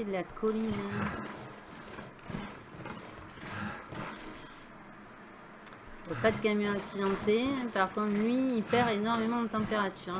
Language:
French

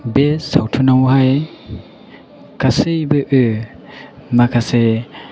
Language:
Bodo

